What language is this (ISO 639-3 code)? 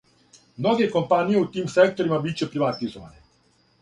srp